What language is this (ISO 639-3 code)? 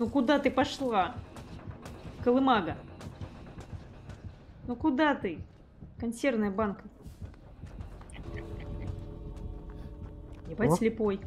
rus